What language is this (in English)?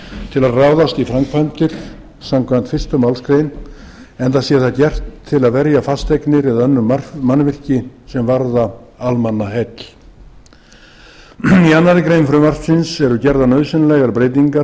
Icelandic